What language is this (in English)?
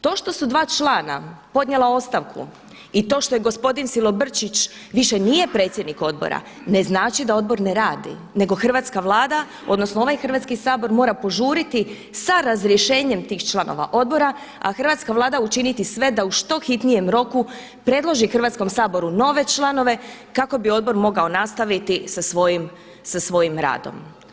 Croatian